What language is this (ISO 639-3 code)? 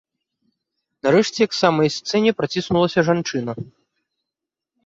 bel